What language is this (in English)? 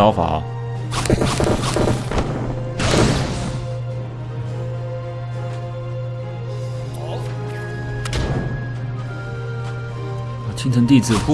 Chinese